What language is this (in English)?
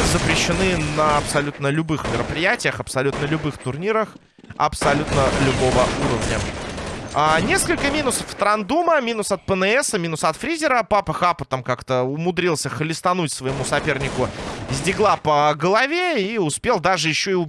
Russian